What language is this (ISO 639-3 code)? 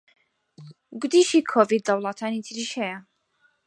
ckb